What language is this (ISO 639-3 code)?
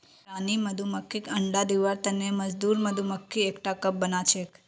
mag